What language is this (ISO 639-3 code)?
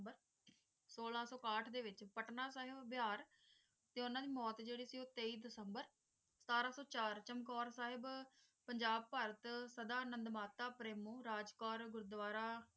pan